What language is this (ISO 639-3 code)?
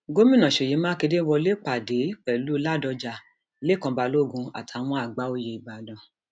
yor